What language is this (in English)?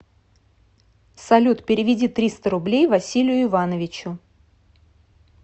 Russian